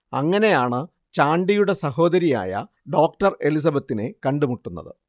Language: Malayalam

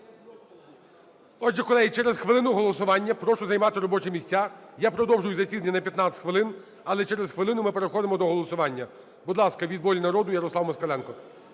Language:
Ukrainian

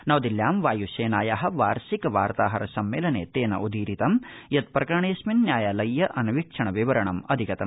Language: Sanskrit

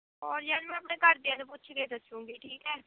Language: Punjabi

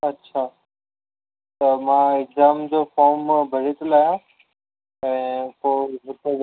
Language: Sindhi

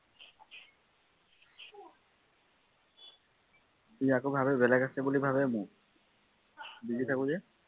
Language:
Assamese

